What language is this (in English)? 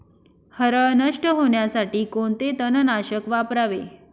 Marathi